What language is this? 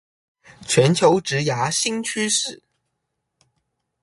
Chinese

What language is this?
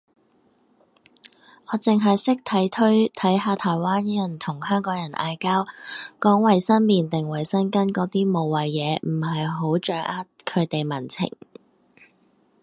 Cantonese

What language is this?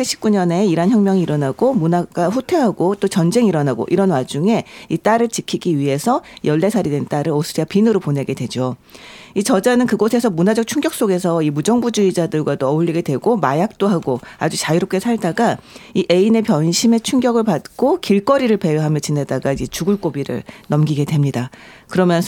Korean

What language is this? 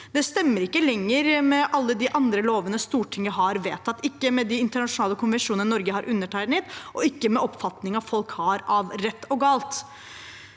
Norwegian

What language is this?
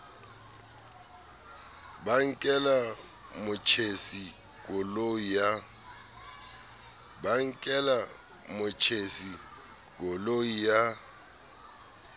Southern Sotho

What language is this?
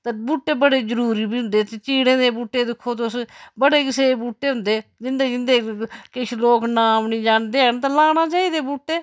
Dogri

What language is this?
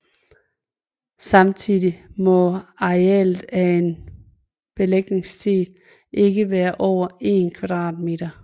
Danish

